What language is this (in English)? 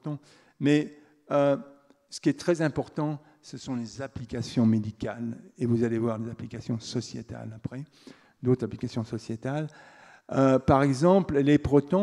French